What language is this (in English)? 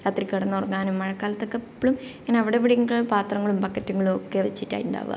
Malayalam